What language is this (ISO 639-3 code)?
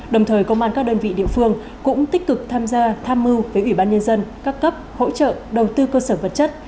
vie